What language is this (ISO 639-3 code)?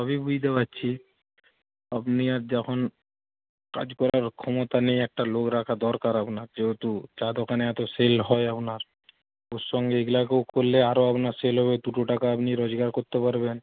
ben